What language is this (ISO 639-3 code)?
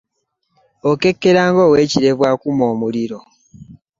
lug